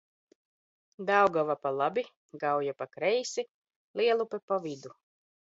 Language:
Latvian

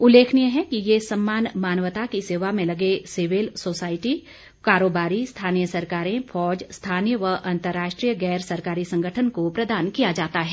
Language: Hindi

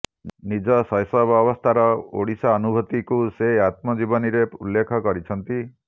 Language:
Odia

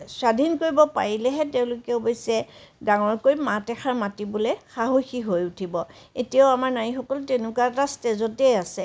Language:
Assamese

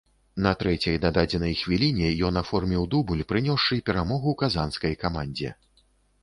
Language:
Belarusian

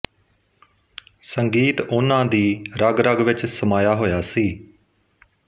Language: Punjabi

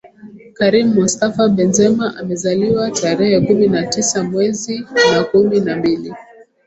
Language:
Swahili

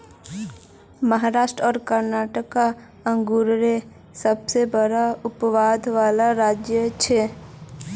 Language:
Magahi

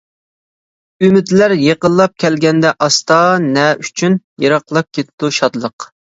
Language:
Uyghur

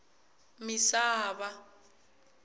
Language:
Tsonga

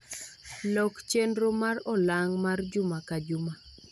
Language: Luo (Kenya and Tanzania)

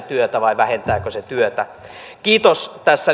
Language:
Finnish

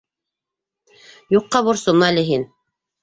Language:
Bashkir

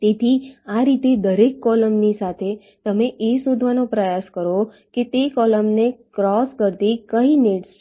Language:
Gujarati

